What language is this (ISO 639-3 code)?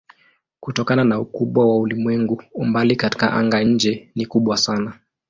swa